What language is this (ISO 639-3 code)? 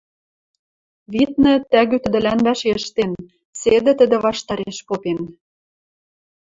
mrj